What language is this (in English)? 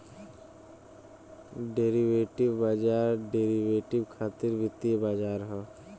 Bhojpuri